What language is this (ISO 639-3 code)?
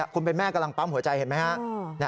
tha